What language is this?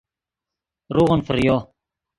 Yidgha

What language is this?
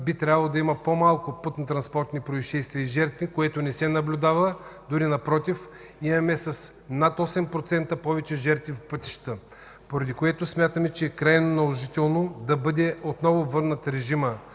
Bulgarian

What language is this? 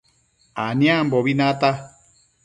Matsés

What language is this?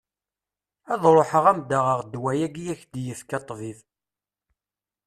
Kabyle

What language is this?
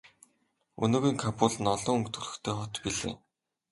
Mongolian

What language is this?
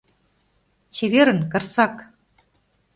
Mari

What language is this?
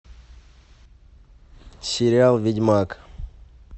Russian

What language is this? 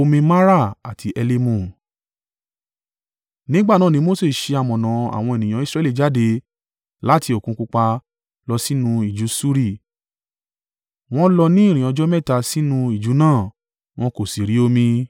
Yoruba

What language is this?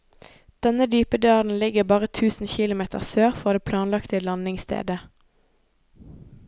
Norwegian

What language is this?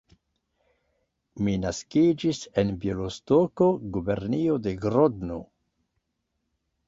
Esperanto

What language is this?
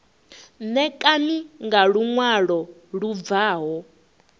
Venda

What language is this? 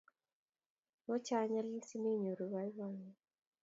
Kalenjin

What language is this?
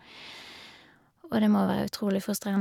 Norwegian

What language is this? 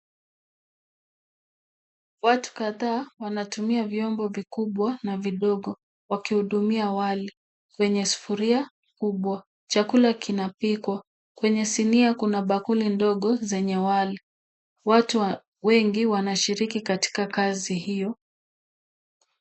Swahili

